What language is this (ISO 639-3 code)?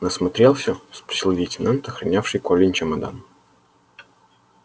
rus